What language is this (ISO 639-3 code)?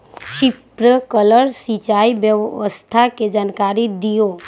mag